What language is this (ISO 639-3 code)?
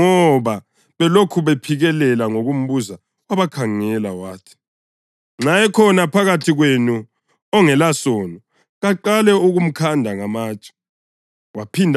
nde